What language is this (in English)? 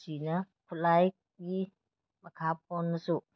Manipuri